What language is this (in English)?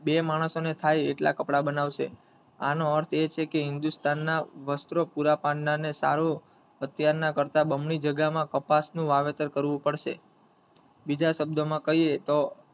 Gujarati